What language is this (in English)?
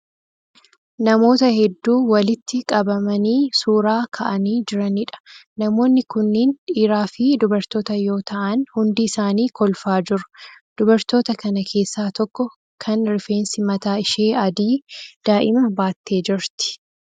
Oromo